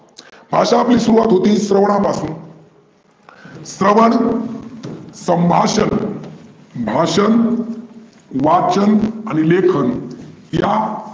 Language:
Marathi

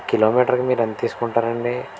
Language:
Telugu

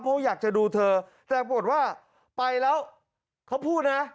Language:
Thai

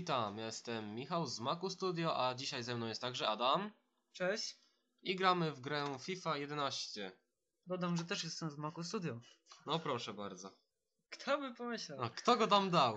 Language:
Polish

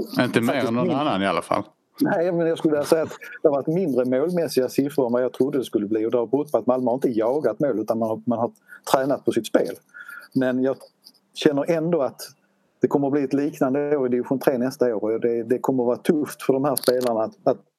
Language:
Swedish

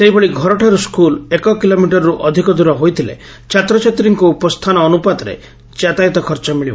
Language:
Odia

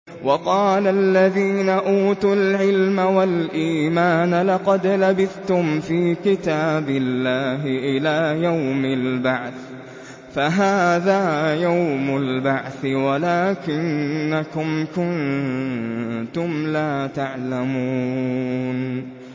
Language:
Arabic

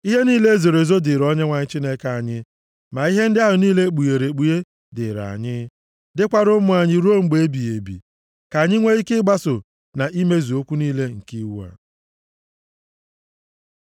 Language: Igbo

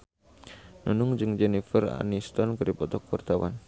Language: Sundanese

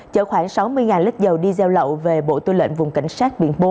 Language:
Vietnamese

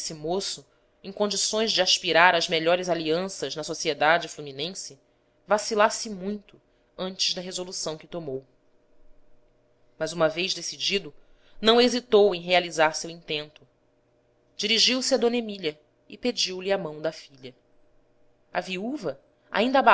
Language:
Portuguese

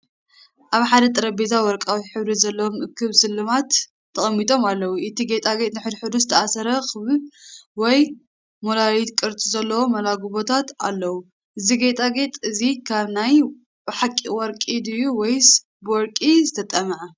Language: Tigrinya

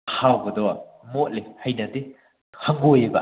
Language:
Manipuri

